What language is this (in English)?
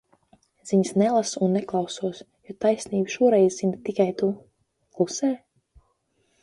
Latvian